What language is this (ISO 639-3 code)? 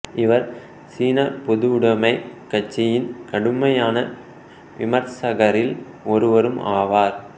tam